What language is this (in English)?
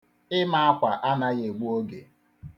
Igbo